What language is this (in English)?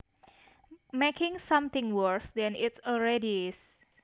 Javanese